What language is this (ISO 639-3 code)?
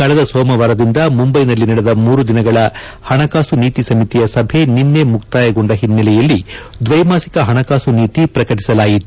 kan